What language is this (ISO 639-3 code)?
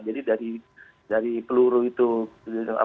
ind